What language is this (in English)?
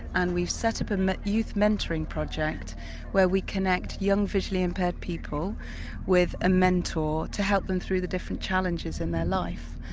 English